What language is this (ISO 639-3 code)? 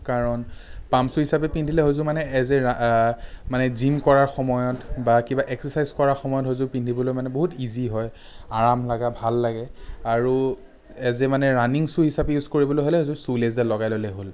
asm